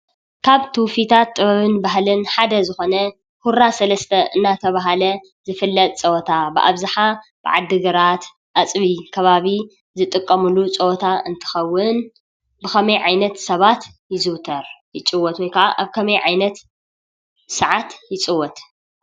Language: Tigrinya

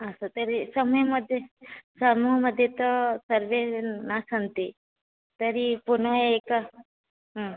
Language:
Sanskrit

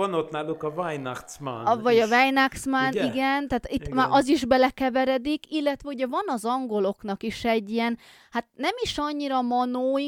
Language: Hungarian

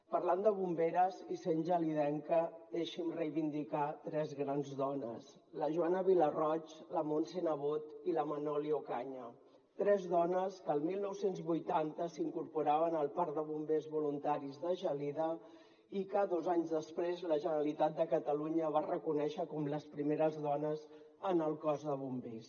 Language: Catalan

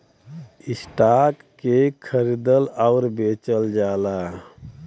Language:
Bhojpuri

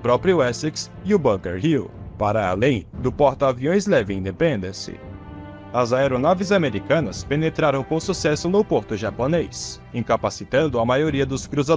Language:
Portuguese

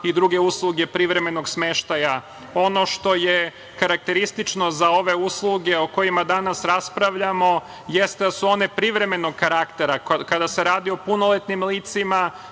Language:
Serbian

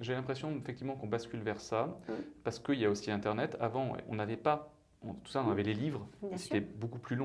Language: French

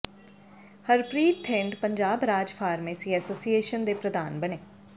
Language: Punjabi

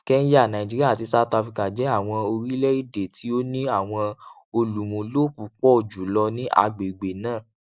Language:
Yoruba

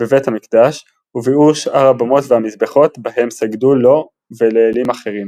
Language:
Hebrew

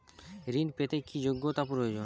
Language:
Bangla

